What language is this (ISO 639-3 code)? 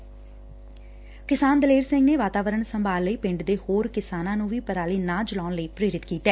pan